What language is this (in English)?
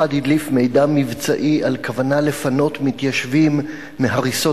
Hebrew